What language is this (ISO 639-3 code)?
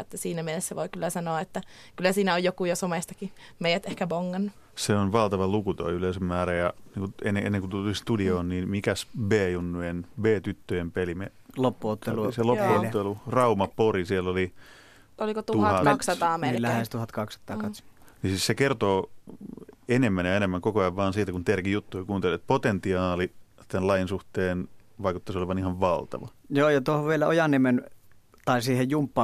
fin